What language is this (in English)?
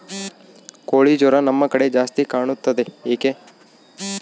Kannada